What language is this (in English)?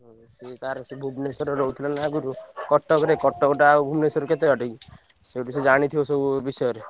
Odia